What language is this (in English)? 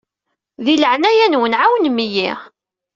Kabyle